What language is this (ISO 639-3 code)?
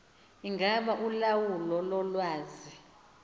xho